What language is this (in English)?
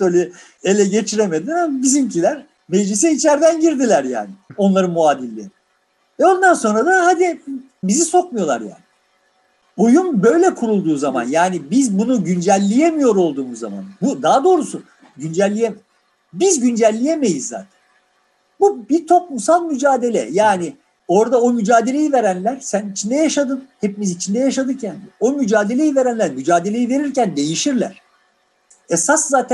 Turkish